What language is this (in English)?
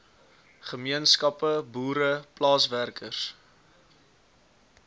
Afrikaans